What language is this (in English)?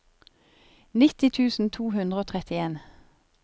Norwegian